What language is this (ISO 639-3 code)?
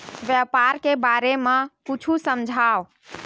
hne